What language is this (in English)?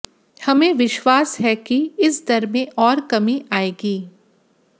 Hindi